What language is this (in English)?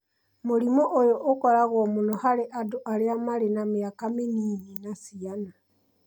Kikuyu